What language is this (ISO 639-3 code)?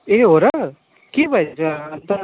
nep